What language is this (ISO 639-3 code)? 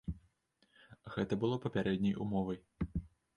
bel